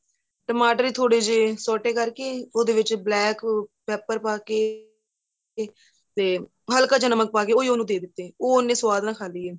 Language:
Punjabi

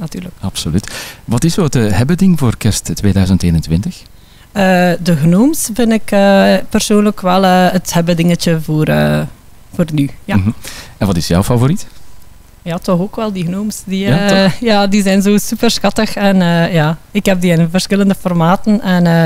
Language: Dutch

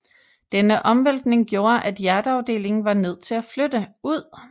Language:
Danish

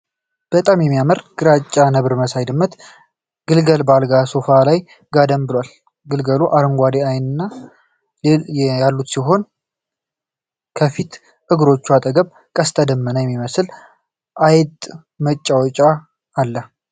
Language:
Amharic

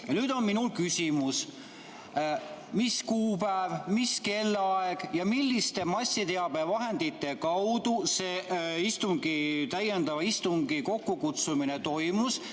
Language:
Estonian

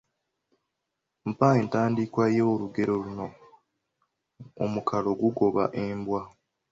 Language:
Ganda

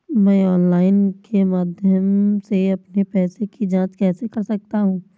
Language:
Hindi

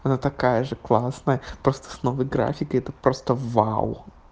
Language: Russian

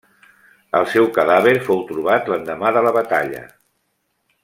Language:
Catalan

